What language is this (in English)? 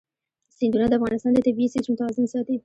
Pashto